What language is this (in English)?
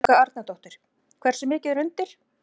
Icelandic